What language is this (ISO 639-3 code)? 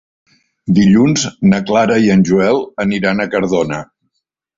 cat